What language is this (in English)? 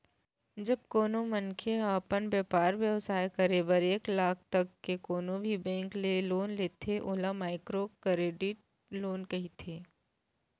Chhattisgarhi